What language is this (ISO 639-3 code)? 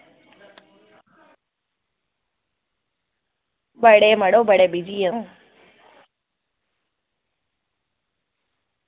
doi